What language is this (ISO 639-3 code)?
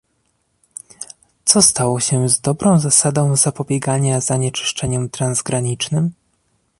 pol